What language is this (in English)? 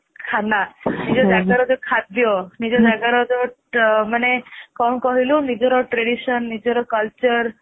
Odia